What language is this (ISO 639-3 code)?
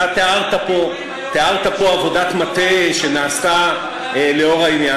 heb